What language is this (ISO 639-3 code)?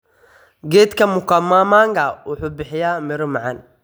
som